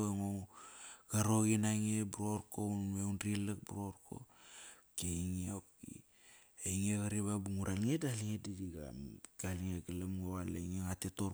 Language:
Kairak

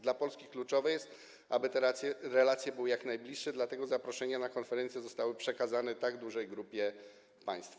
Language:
Polish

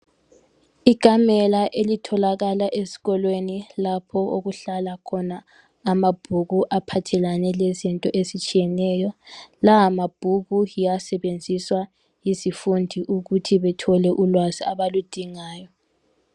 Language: North Ndebele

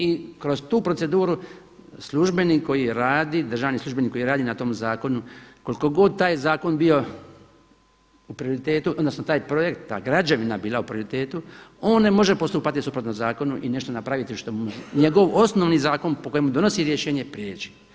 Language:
Croatian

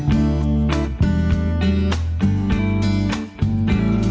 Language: Vietnamese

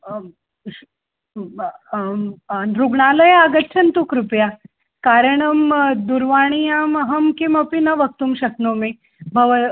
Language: Sanskrit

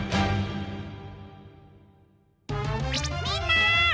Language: Japanese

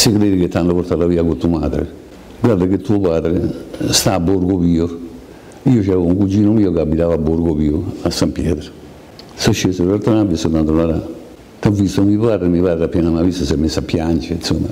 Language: Italian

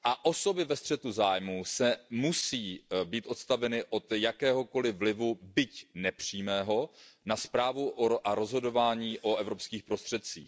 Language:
Czech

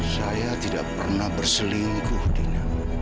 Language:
Indonesian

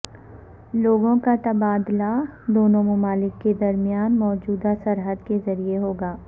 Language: Urdu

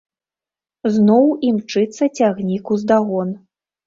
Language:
Belarusian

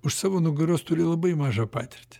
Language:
Lithuanian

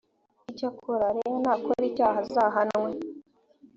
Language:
Kinyarwanda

